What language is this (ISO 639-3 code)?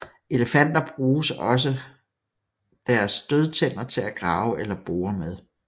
dan